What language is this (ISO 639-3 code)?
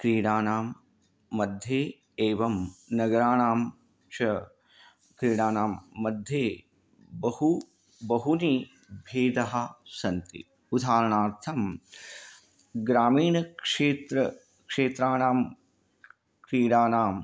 san